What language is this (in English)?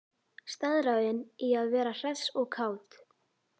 Icelandic